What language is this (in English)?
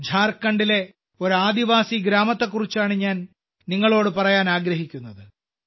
Malayalam